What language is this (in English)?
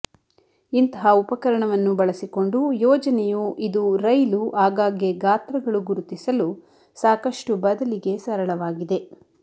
Kannada